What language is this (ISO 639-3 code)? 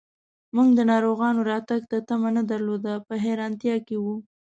pus